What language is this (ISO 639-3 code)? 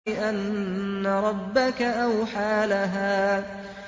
ara